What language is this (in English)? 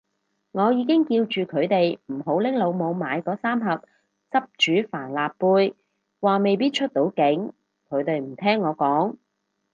Cantonese